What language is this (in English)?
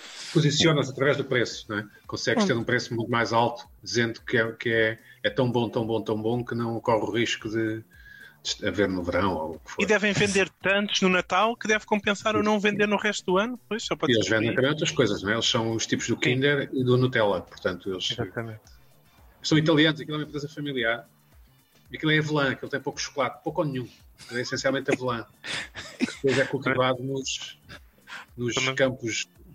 Portuguese